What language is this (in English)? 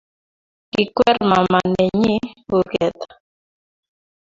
Kalenjin